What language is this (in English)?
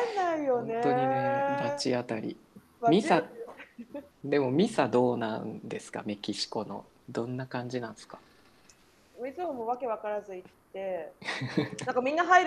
Japanese